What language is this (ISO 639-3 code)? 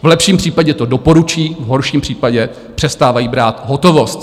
ces